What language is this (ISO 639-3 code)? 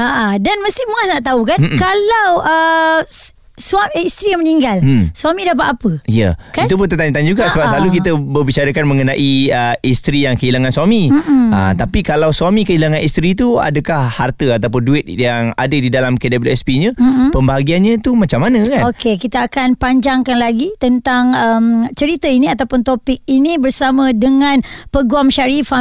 msa